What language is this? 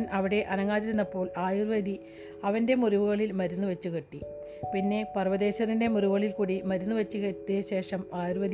Malayalam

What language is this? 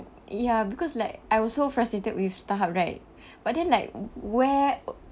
English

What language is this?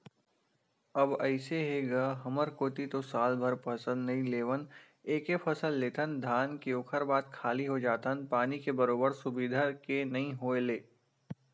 Chhattisgarhi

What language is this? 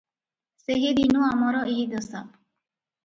Odia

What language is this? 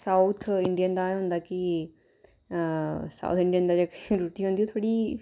Dogri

